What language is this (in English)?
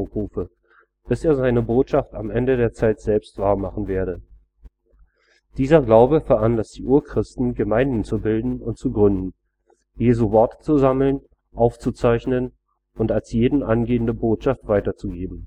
German